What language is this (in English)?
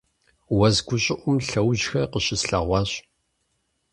Kabardian